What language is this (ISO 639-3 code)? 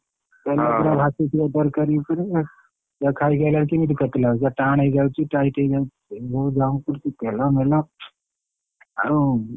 ori